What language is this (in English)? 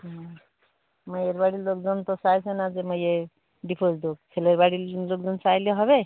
Bangla